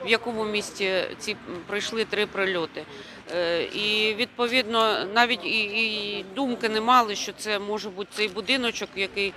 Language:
Ukrainian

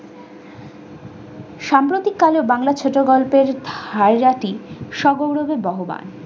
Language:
Bangla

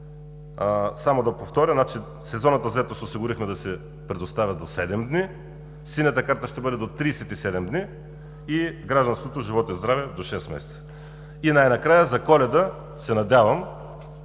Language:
Bulgarian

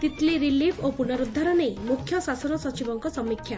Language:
Odia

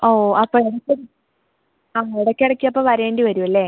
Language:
Malayalam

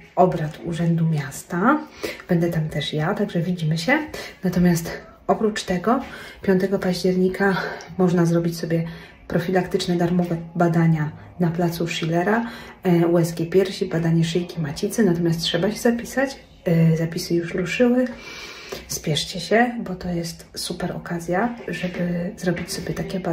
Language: Polish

